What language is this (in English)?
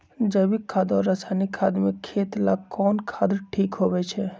Magahi